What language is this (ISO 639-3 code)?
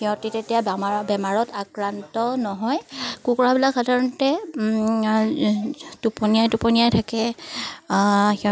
asm